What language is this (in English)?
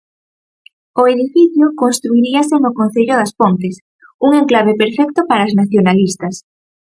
Galician